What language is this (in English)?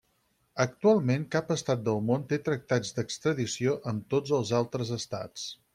Catalan